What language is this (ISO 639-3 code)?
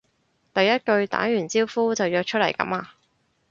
yue